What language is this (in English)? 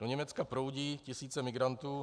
Czech